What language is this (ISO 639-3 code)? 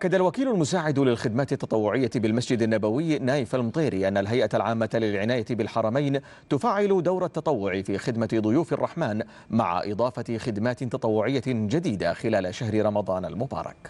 ara